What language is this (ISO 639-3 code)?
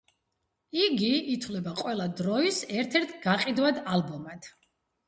kat